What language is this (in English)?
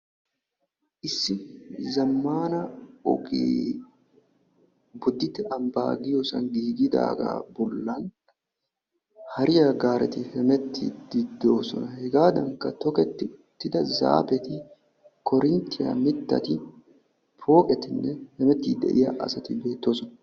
Wolaytta